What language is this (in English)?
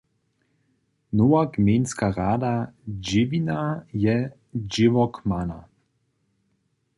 Upper Sorbian